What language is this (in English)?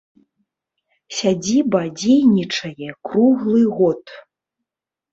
Belarusian